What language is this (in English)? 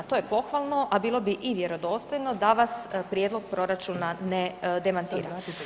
Croatian